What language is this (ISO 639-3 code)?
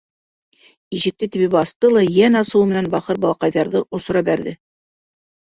bak